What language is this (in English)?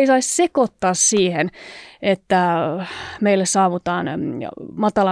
Finnish